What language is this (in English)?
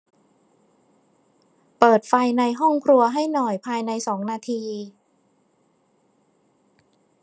Thai